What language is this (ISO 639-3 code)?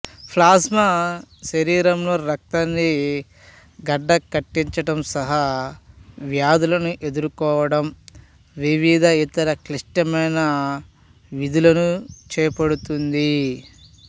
tel